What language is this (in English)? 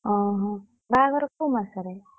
Odia